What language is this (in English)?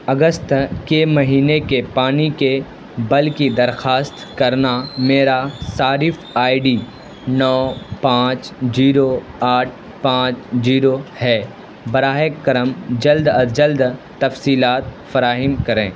Urdu